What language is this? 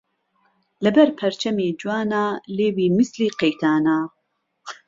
Central Kurdish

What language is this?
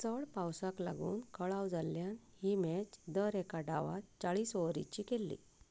Konkani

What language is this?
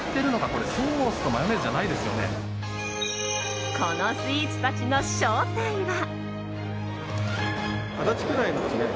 Japanese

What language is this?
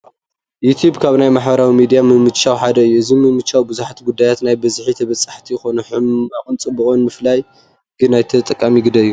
Tigrinya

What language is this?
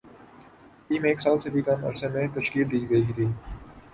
Urdu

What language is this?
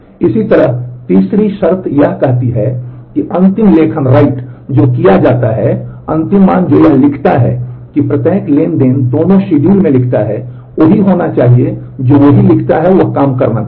Hindi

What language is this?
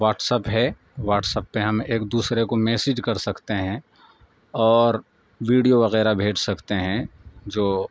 Urdu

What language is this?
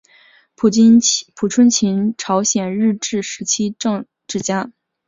Chinese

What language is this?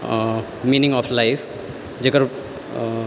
Maithili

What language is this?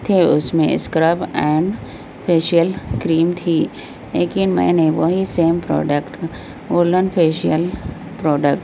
Urdu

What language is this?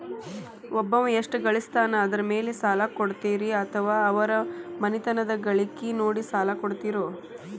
Kannada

